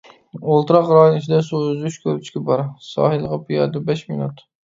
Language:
Uyghur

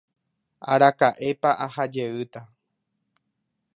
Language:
Guarani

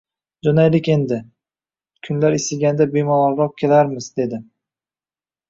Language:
Uzbek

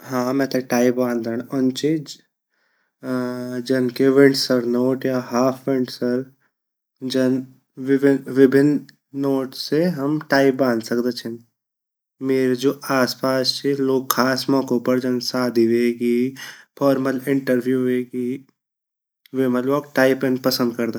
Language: Garhwali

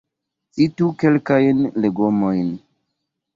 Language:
Esperanto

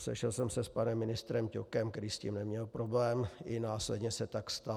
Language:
Czech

